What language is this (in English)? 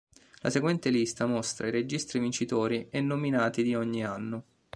Italian